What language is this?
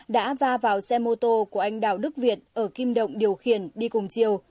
Vietnamese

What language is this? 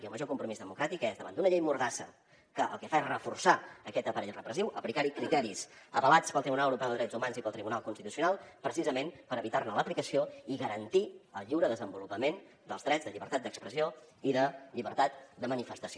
Catalan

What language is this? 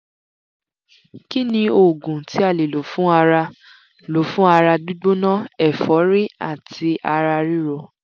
Yoruba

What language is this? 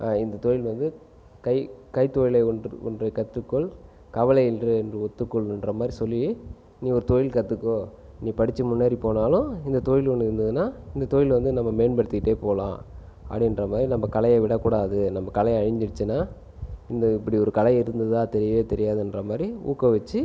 Tamil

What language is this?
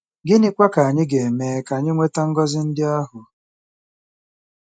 Igbo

